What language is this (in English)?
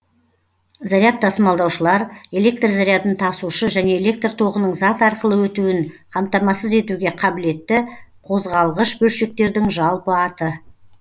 Kazakh